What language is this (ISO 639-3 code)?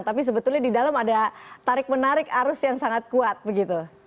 ind